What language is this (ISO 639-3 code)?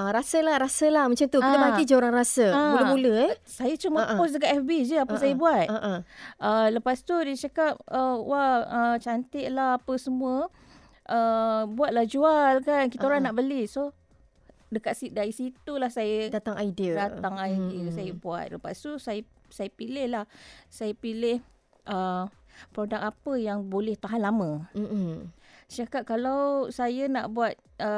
msa